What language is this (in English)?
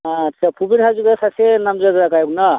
Bodo